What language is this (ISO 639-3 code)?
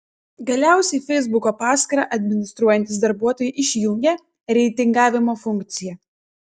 lit